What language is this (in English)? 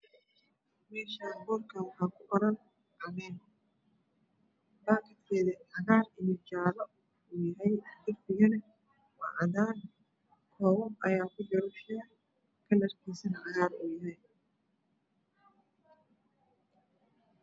Somali